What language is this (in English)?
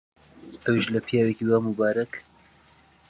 Central Kurdish